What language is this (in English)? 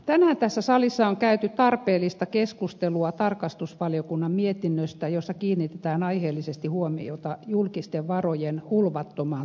Finnish